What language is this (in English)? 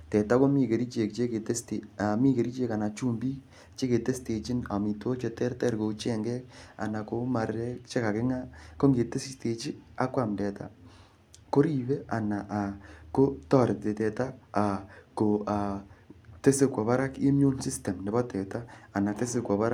Kalenjin